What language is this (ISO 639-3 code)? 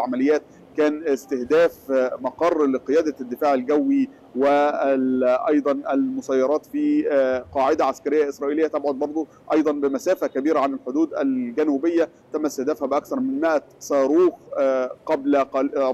ara